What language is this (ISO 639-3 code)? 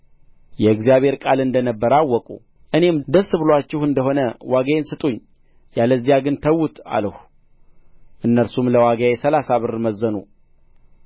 amh